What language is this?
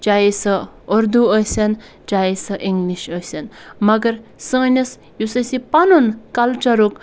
Kashmiri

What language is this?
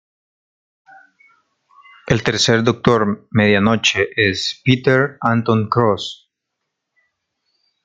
Spanish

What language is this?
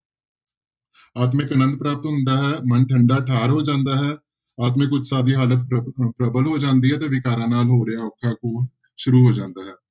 Punjabi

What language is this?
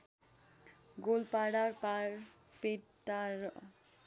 Nepali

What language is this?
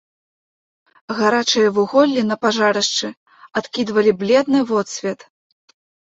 Belarusian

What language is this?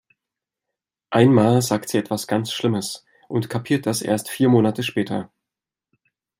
German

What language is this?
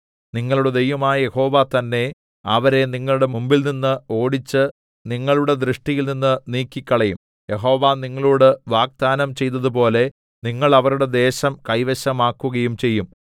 Malayalam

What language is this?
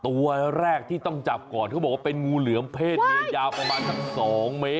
Thai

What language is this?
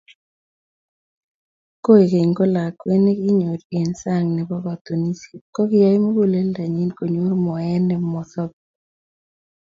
Kalenjin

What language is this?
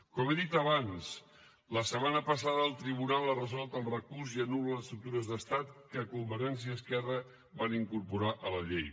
Catalan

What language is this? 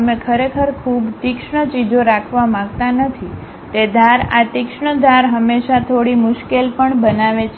Gujarati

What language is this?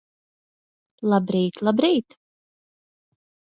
Latvian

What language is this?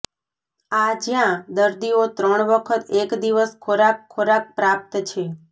Gujarati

